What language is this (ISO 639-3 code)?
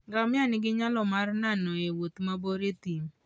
luo